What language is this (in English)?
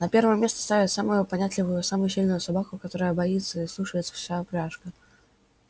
Russian